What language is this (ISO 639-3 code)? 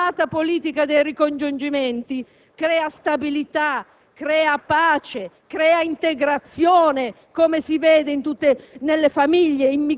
ita